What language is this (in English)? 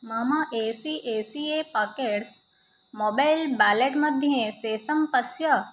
Sanskrit